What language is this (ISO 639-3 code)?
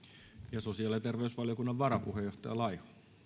fin